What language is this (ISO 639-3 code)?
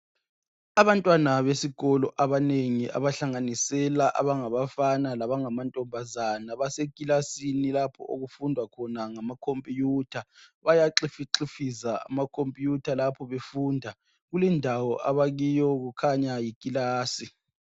nde